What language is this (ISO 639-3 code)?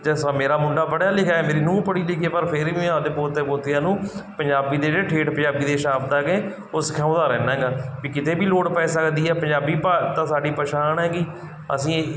pan